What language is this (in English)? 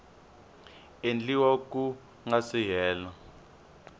Tsonga